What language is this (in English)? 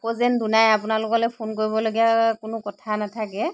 Assamese